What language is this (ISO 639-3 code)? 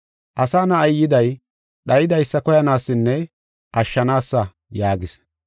gof